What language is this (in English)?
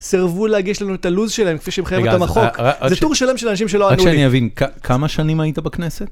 Hebrew